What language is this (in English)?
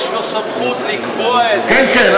Hebrew